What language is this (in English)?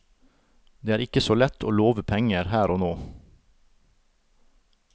Norwegian